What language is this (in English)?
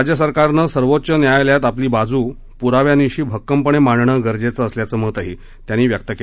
Marathi